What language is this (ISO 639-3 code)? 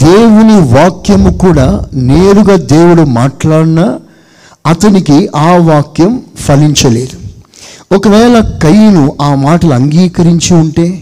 tel